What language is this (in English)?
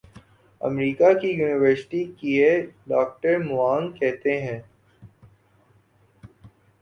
Urdu